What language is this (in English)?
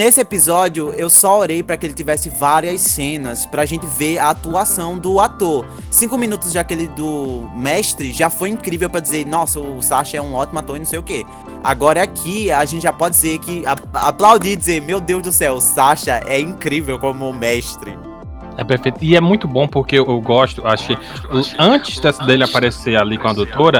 Portuguese